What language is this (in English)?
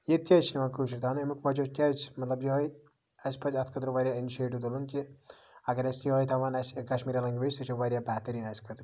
Kashmiri